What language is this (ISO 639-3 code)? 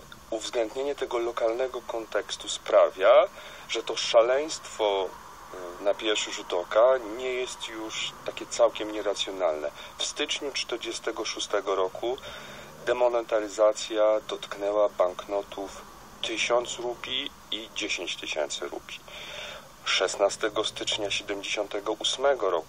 pol